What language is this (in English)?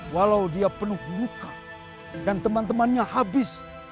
Indonesian